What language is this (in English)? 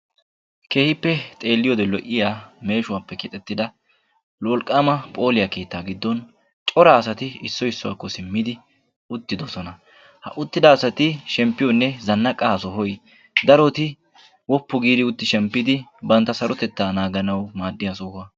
Wolaytta